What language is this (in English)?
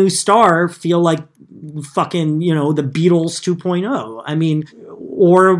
English